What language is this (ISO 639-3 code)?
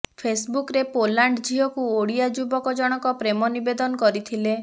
ori